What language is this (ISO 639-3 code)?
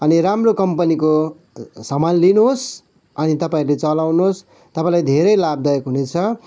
nep